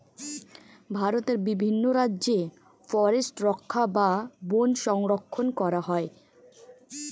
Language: Bangla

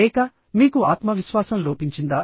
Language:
Telugu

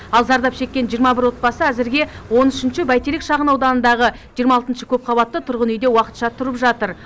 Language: Kazakh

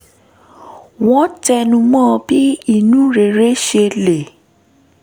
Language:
Yoruba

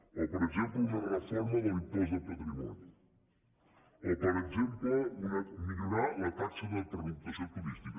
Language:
Catalan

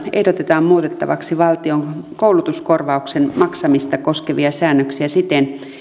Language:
Finnish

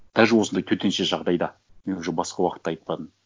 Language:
Kazakh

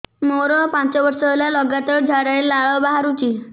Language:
Odia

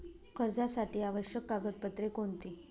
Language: Marathi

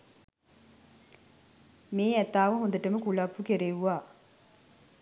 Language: Sinhala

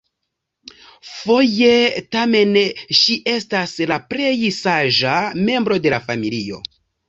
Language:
Esperanto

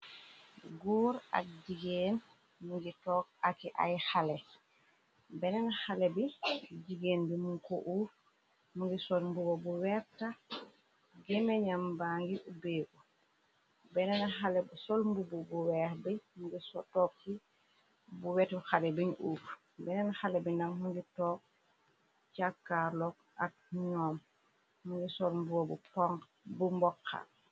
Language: Wolof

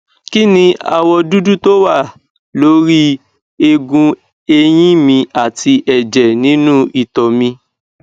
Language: Yoruba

